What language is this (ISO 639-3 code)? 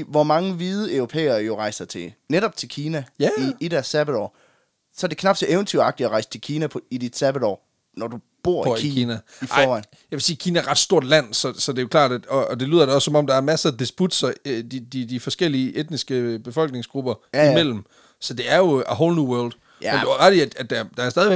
dan